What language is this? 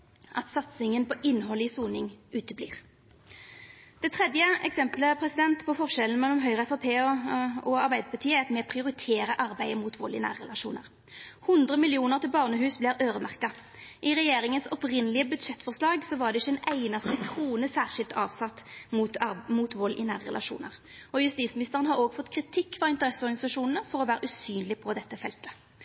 Norwegian Nynorsk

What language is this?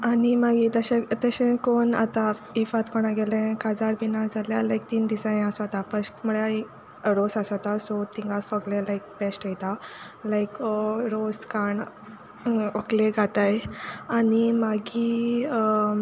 Konkani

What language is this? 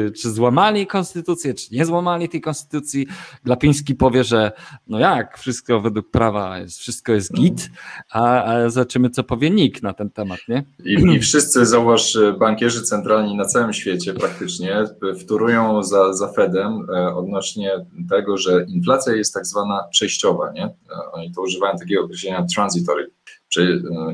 Polish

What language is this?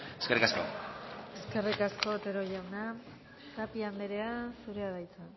Basque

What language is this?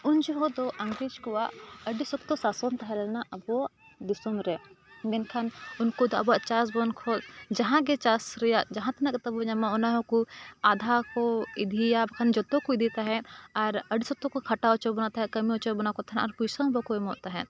Santali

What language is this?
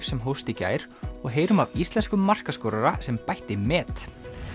Icelandic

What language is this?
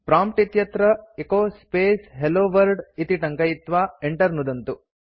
Sanskrit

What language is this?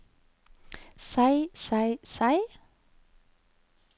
Norwegian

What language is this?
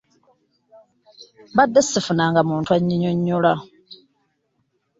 Ganda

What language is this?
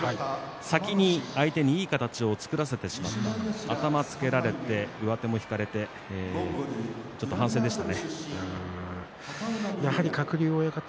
Japanese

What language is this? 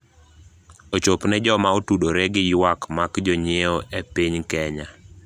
Luo (Kenya and Tanzania)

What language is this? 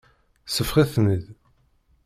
Kabyle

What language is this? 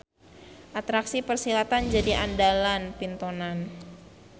Sundanese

